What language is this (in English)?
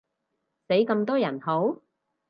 Cantonese